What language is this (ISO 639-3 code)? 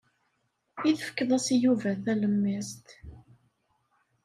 kab